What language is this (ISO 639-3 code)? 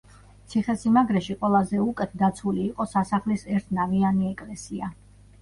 kat